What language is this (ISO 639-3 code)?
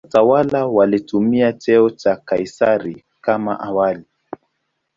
swa